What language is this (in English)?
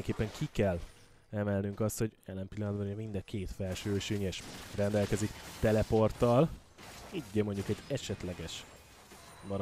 Hungarian